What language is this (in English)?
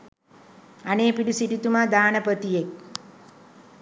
Sinhala